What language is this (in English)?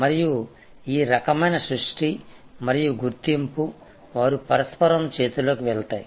Telugu